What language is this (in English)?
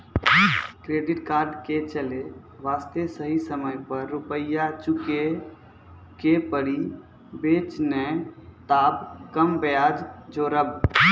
Maithili